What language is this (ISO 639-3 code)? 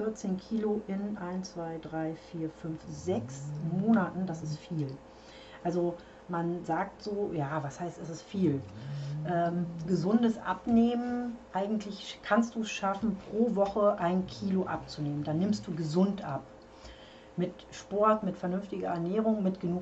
deu